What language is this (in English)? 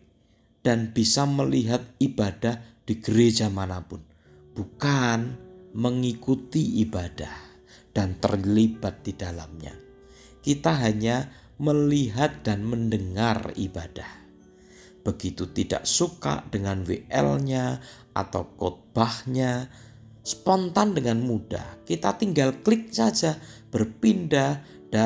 Indonesian